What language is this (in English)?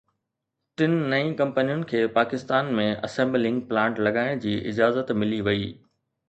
Sindhi